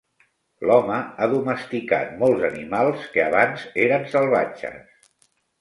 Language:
Catalan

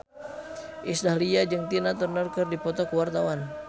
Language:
Sundanese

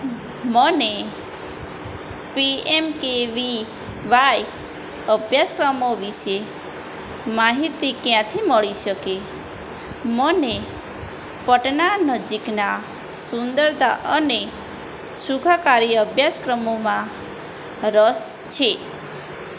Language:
Gujarati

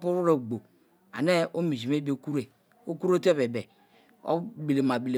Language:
Kalabari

